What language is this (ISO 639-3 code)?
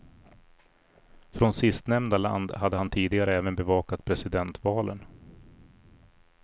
swe